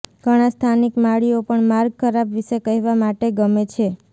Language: Gujarati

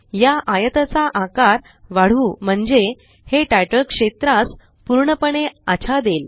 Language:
Marathi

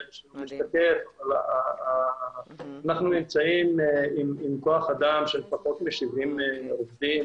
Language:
Hebrew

